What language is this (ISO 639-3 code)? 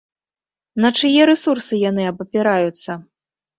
bel